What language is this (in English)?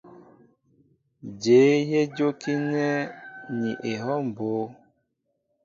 Mbo (Cameroon)